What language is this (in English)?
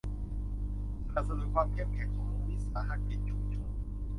Thai